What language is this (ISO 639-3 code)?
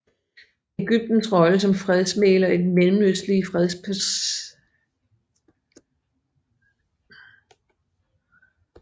dan